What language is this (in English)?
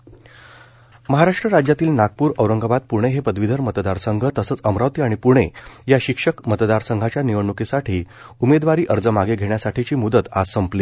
Marathi